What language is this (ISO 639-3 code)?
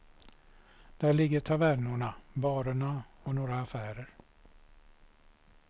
swe